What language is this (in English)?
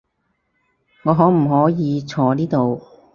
Cantonese